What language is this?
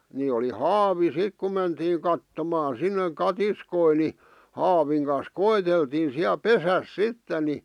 Finnish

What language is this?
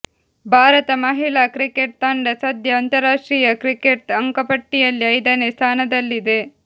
Kannada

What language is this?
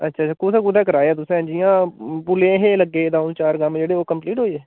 Dogri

